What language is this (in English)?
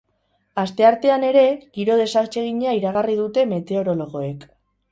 Basque